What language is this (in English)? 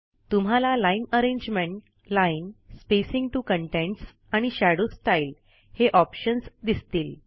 Marathi